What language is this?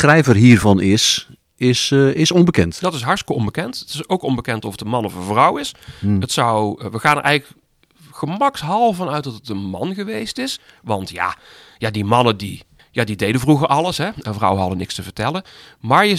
Dutch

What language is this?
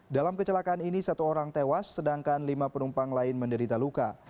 Indonesian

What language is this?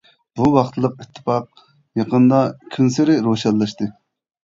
Uyghur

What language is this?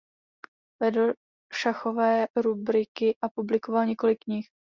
Czech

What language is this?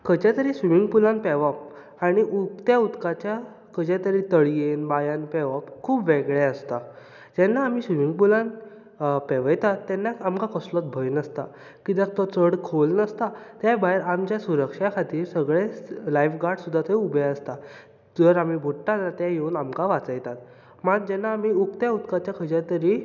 Konkani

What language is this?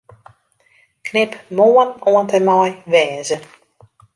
Western Frisian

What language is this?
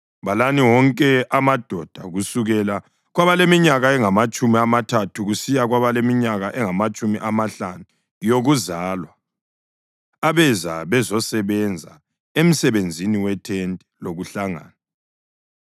North Ndebele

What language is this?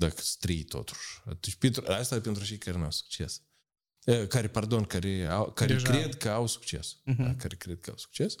Romanian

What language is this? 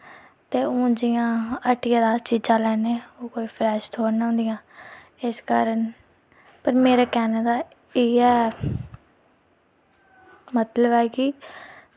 Dogri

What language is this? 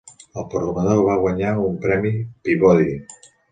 Catalan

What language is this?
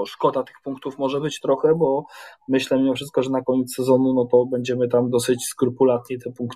Polish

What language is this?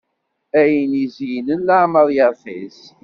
Kabyle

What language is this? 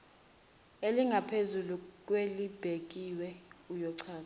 Zulu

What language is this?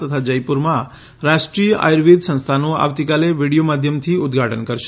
Gujarati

